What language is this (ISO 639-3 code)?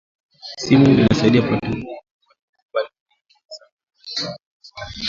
swa